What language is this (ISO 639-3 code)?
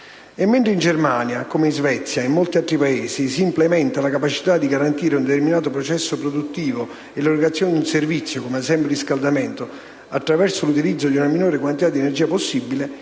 ita